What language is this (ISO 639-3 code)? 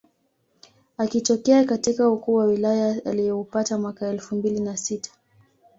swa